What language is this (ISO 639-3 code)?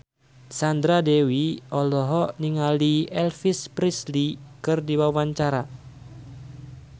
sun